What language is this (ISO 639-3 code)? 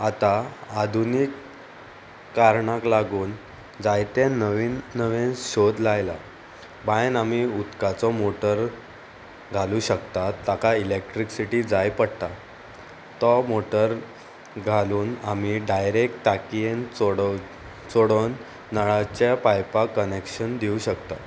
kok